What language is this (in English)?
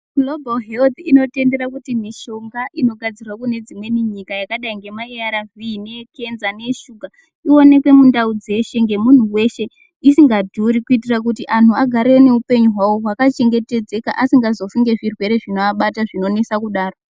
Ndau